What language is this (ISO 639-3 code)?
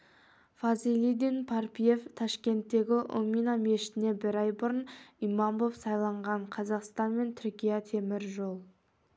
kaz